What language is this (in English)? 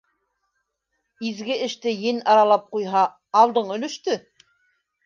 Bashkir